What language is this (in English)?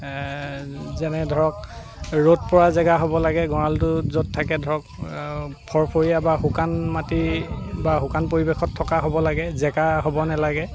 Assamese